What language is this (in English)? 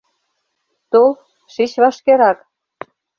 Mari